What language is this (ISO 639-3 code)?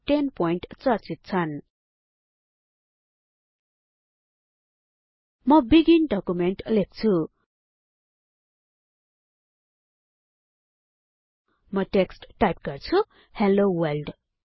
nep